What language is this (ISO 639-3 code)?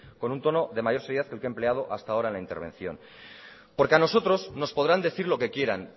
spa